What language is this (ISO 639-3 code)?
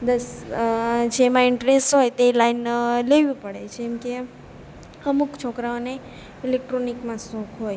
guj